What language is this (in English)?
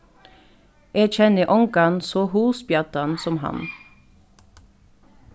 Faroese